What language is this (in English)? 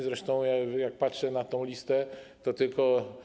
Polish